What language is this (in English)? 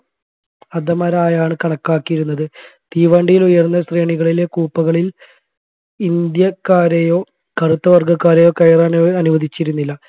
Malayalam